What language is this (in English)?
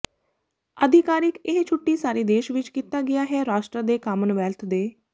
Punjabi